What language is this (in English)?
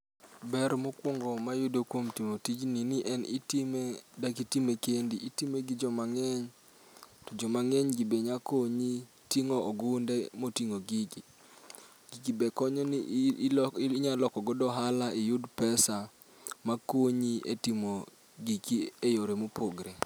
Luo (Kenya and Tanzania)